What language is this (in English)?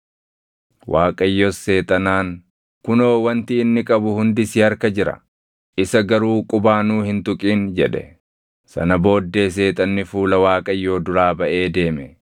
Oromo